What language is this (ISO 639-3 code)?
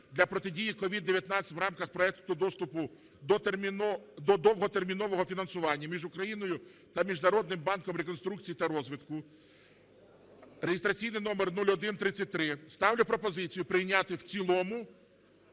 ukr